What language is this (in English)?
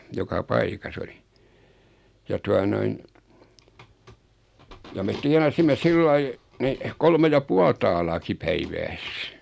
Finnish